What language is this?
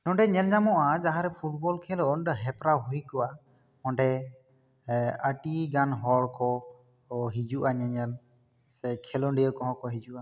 Santali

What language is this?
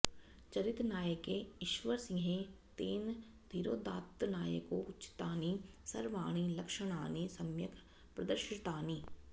Sanskrit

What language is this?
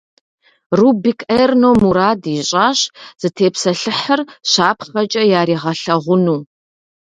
Kabardian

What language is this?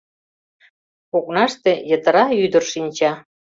Mari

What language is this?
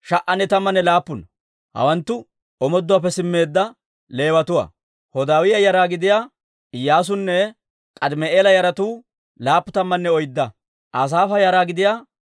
Dawro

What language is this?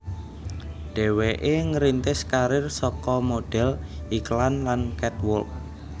Javanese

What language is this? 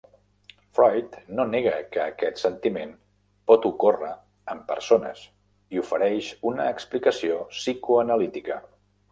Catalan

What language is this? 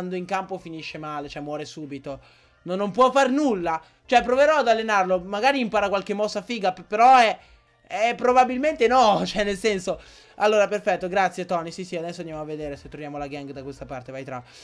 Italian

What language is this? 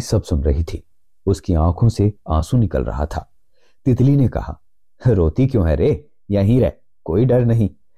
Hindi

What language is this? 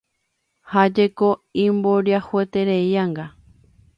Guarani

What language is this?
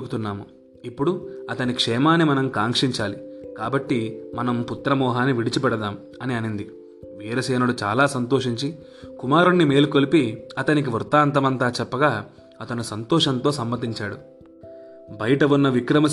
Telugu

